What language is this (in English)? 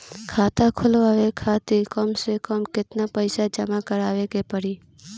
Bhojpuri